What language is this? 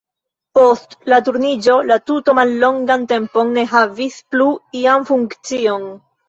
Esperanto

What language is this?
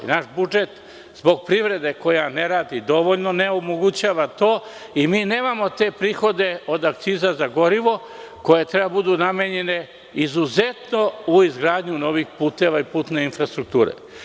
Serbian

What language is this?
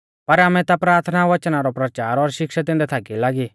Mahasu Pahari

